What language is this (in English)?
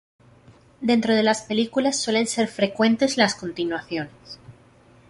Spanish